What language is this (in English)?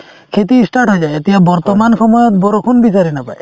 Assamese